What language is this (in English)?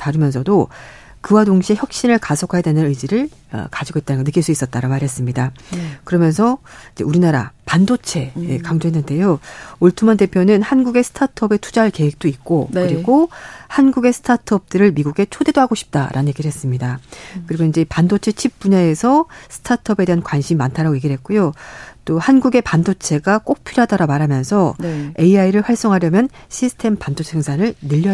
Korean